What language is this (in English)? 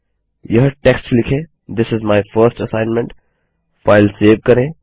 Hindi